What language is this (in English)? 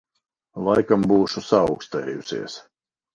Latvian